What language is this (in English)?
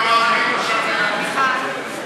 Hebrew